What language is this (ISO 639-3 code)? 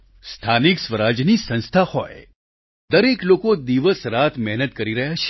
guj